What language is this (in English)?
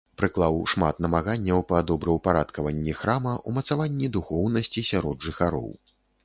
Belarusian